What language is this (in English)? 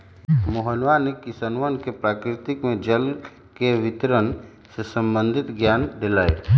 Magahi